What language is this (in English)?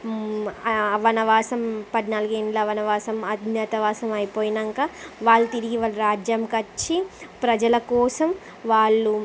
Telugu